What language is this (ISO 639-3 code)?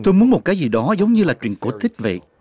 vie